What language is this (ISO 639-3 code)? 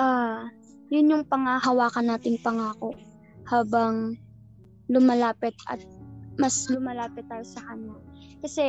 fil